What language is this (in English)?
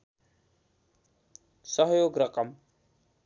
Nepali